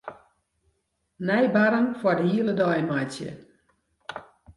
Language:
Western Frisian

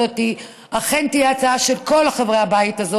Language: Hebrew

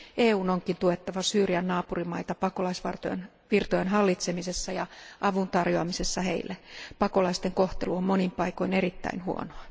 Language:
Finnish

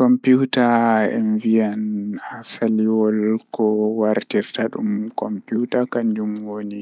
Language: Fula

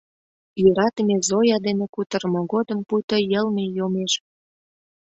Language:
Mari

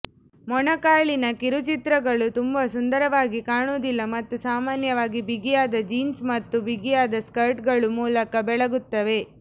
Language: Kannada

